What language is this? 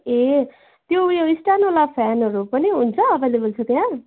Nepali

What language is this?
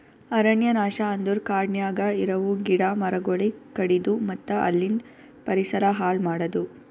Kannada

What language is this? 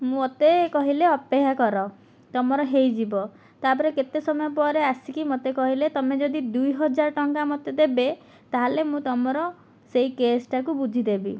Odia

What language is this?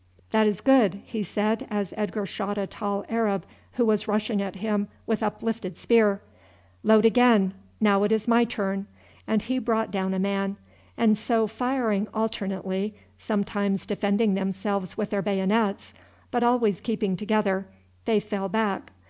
English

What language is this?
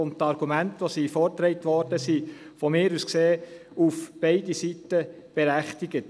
Swiss German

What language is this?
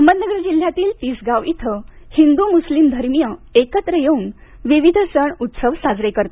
Marathi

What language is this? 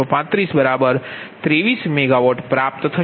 Gujarati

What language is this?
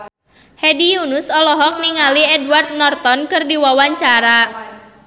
Sundanese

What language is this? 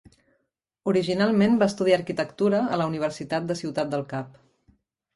Catalan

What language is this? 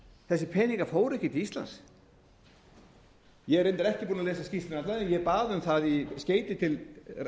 Icelandic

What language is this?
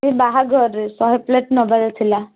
Odia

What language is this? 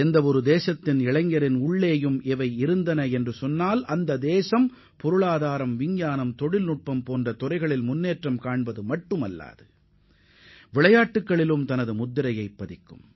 Tamil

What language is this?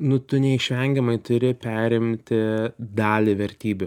Lithuanian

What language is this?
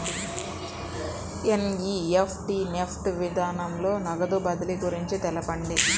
Telugu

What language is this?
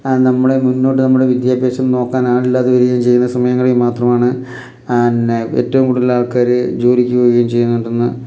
Malayalam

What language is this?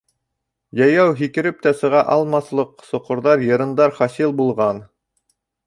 Bashkir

